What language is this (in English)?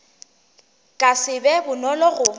Northern Sotho